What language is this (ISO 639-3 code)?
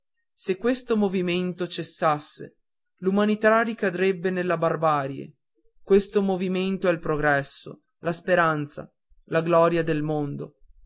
ita